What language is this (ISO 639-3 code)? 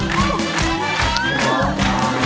tha